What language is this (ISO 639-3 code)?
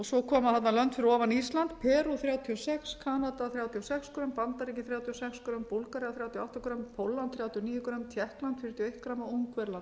isl